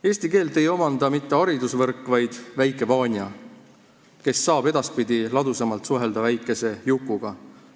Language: Estonian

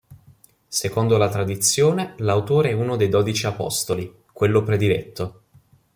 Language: Italian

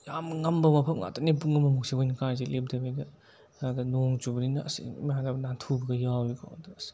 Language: Manipuri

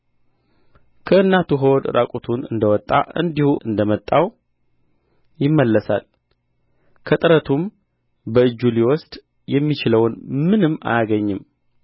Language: Amharic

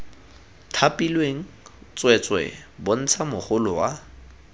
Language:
Tswana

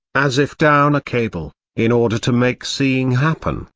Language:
English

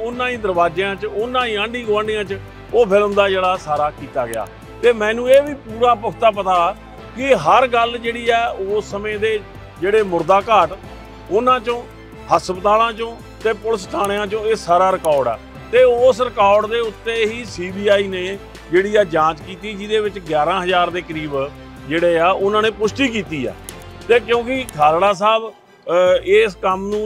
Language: Hindi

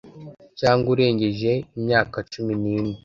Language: Kinyarwanda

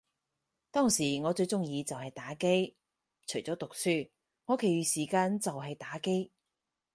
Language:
Cantonese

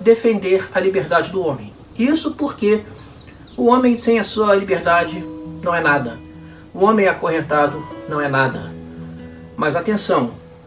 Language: Portuguese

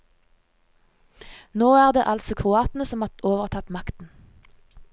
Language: Norwegian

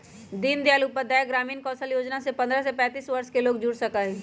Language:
Magahi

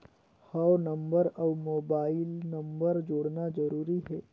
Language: Chhattisgarhi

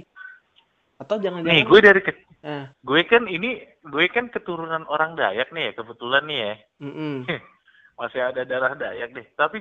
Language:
Indonesian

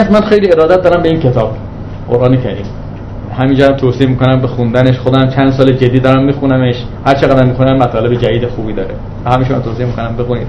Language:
Persian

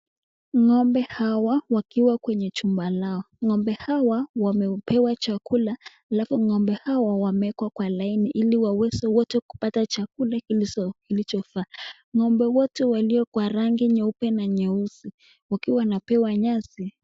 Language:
Swahili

